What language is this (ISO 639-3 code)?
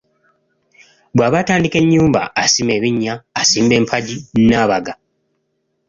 lug